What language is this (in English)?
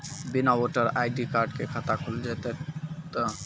Maithili